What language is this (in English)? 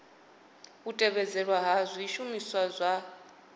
Venda